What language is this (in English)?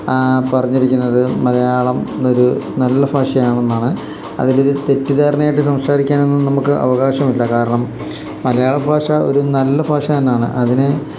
Malayalam